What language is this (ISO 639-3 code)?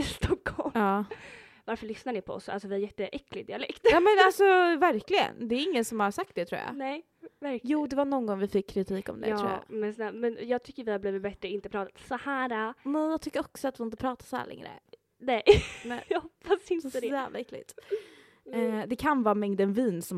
swe